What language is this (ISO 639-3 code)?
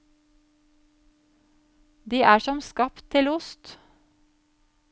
nor